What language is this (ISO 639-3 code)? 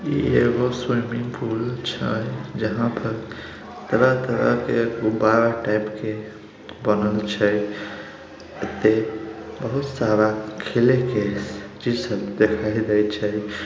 mag